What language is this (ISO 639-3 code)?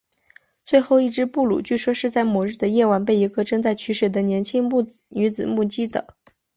zho